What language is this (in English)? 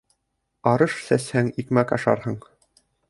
Bashkir